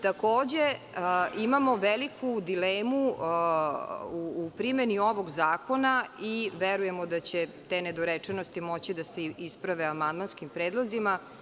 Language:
Serbian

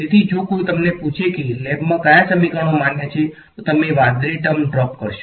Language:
Gujarati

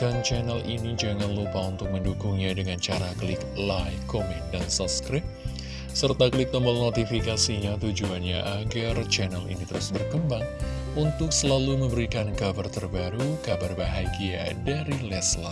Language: Indonesian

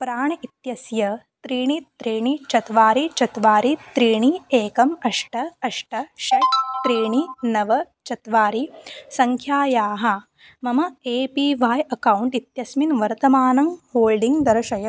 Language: Sanskrit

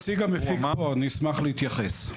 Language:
Hebrew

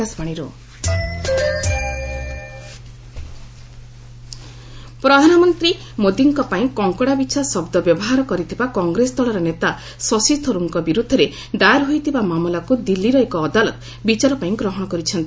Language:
Odia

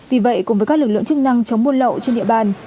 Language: Vietnamese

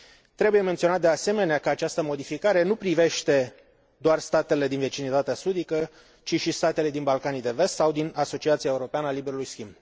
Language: Romanian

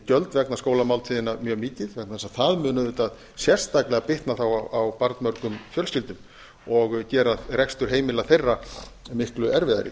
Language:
Icelandic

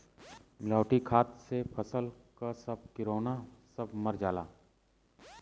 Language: Bhojpuri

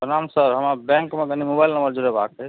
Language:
Maithili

